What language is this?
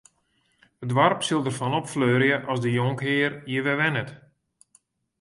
Western Frisian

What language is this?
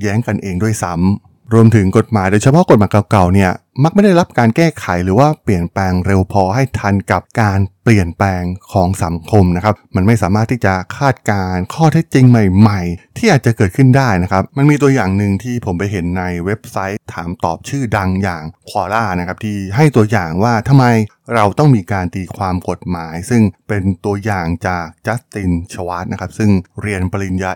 Thai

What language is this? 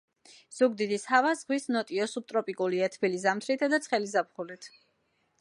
Georgian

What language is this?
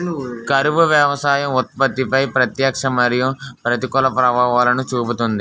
Telugu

